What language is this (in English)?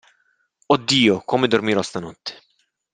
Italian